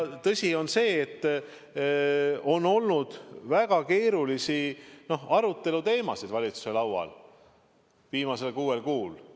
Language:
Estonian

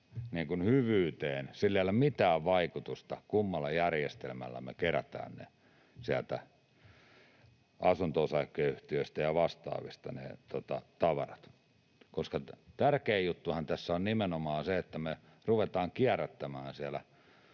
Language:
Finnish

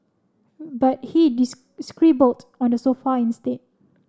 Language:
English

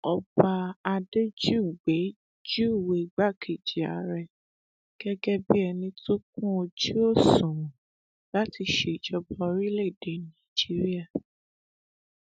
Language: Yoruba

